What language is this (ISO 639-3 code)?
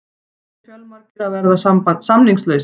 isl